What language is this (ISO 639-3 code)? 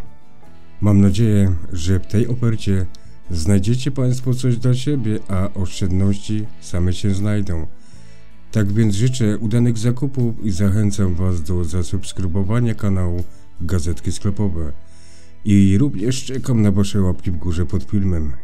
pol